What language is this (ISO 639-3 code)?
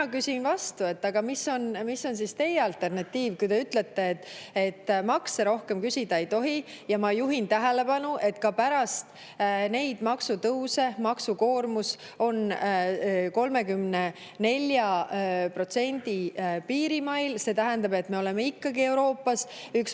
est